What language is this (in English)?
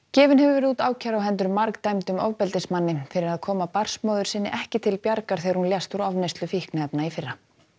Icelandic